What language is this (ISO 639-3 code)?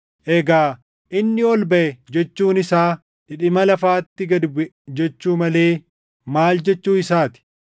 orm